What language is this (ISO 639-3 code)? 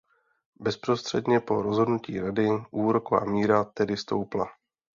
ces